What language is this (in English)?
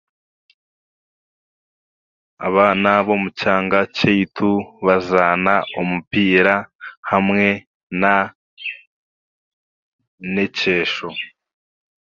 Chiga